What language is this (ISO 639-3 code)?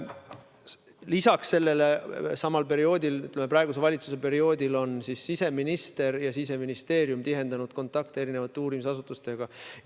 est